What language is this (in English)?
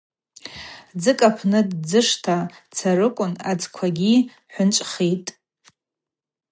Abaza